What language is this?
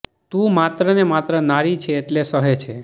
Gujarati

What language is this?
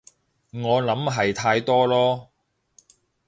Cantonese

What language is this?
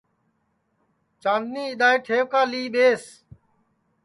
Sansi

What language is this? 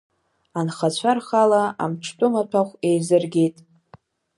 Abkhazian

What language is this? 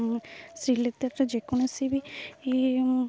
Odia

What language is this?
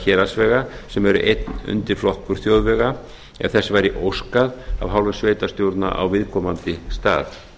Icelandic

